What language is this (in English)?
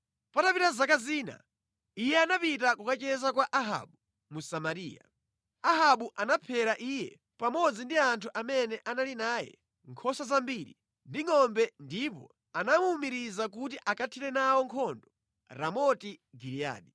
Nyanja